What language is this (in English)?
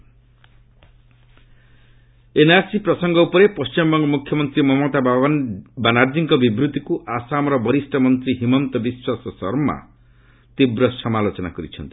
Odia